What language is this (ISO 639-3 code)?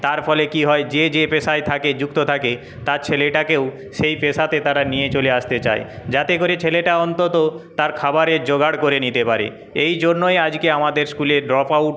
ben